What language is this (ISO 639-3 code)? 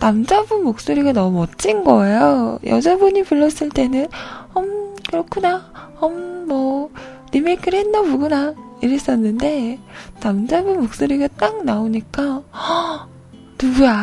kor